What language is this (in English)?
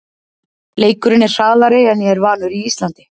Icelandic